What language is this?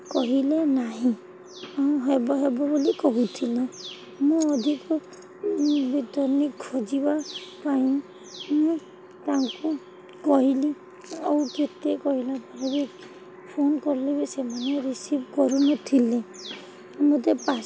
Odia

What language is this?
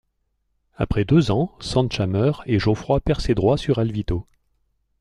French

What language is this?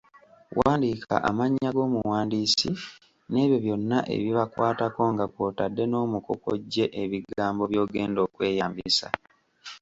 Ganda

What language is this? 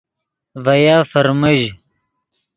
Yidgha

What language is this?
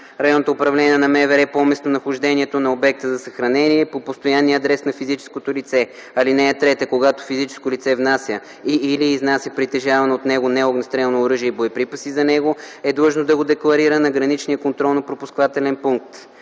Bulgarian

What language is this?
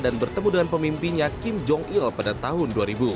Indonesian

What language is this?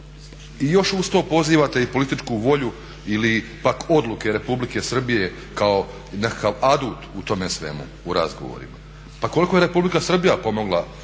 Croatian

